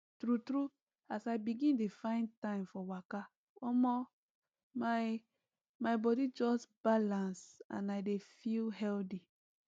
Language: Nigerian Pidgin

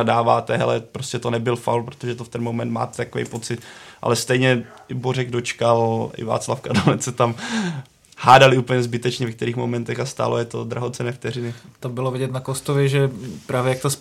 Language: Czech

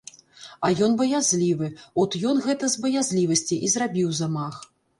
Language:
Belarusian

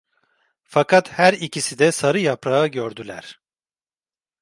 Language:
Turkish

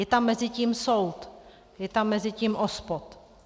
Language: Czech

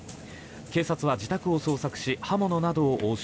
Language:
Japanese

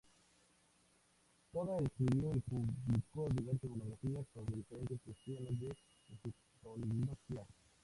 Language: Spanish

